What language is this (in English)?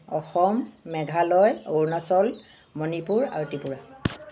Assamese